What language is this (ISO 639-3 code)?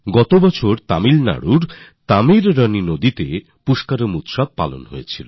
ben